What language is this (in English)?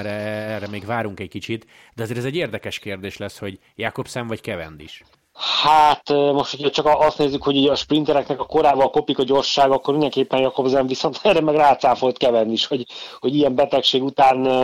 Hungarian